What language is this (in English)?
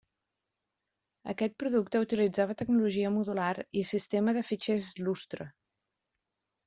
Catalan